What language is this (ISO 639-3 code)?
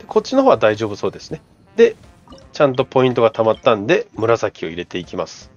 jpn